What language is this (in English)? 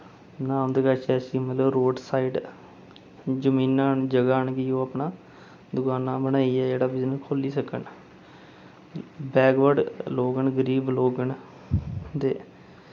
Dogri